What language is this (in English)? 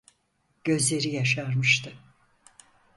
Turkish